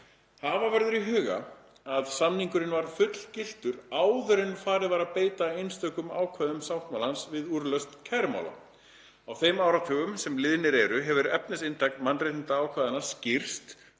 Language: Icelandic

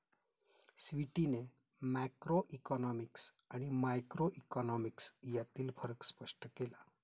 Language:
Marathi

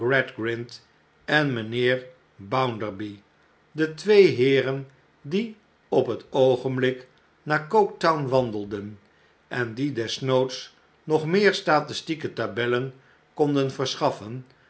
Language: Dutch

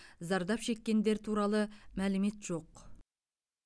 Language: Kazakh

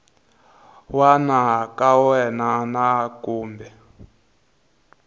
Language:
Tsonga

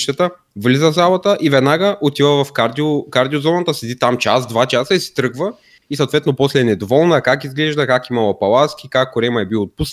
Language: Bulgarian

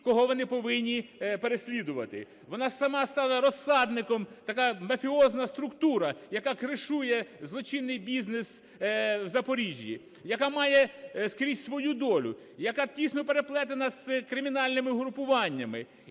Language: Ukrainian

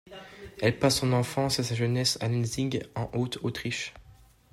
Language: French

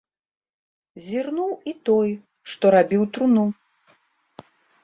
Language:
Belarusian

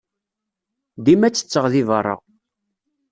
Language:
Kabyle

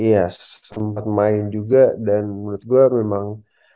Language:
Indonesian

